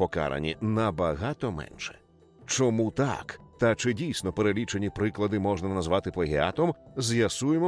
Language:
Ukrainian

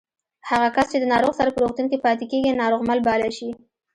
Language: Pashto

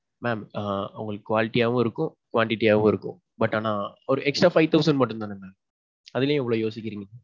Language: Tamil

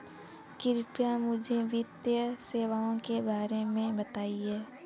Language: Hindi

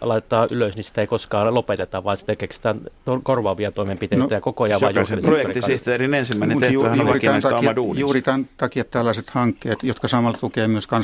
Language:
Finnish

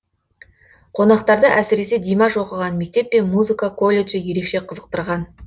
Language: Kazakh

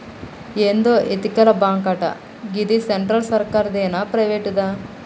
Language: Telugu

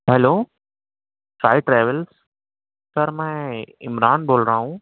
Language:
Urdu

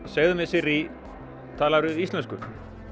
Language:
Icelandic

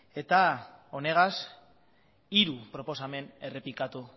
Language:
Basque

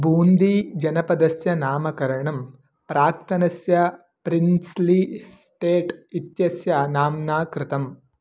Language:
Sanskrit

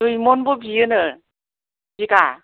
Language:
Bodo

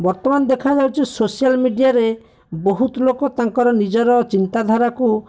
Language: Odia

